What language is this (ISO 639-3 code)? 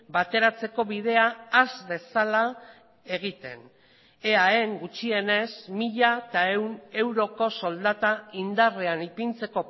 eus